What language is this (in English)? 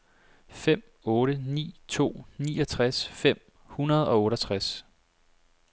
Danish